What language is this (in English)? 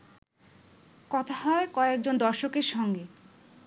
Bangla